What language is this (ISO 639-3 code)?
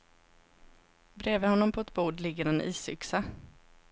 swe